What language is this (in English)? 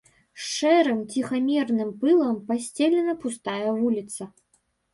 Belarusian